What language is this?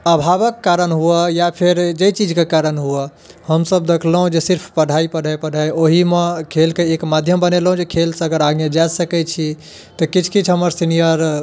Maithili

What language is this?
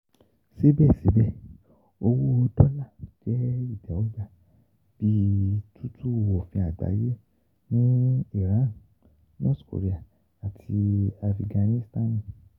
Yoruba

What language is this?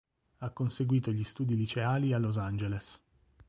Italian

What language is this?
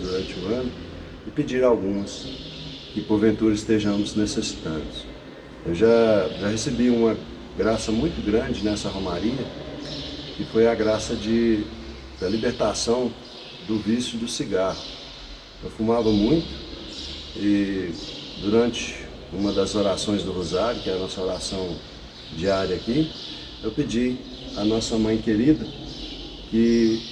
Portuguese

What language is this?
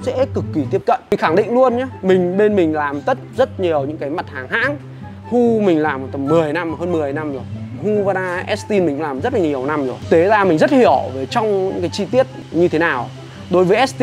Vietnamese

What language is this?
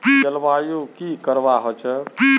Magahi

